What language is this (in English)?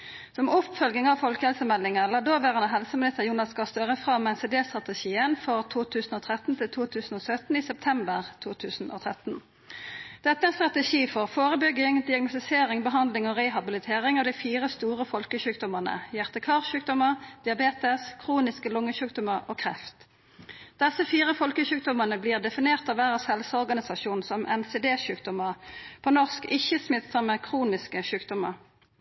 Norwegian Nynorsk